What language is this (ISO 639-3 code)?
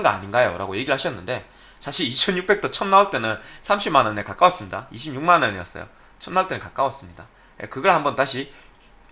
kor